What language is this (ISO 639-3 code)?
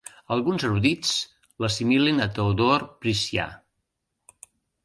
cat